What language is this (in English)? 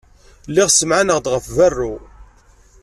Kabyle